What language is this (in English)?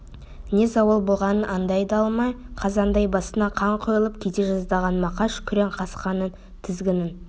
Kazakh